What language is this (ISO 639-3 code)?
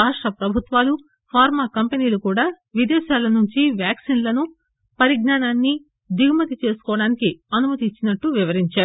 tel